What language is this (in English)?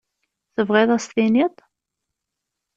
Kabyle